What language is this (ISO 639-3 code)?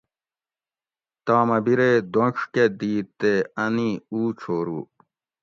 gwc